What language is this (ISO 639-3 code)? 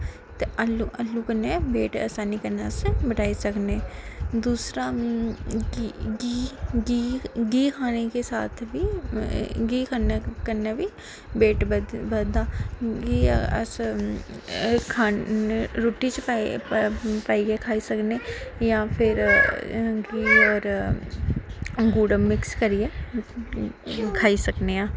doi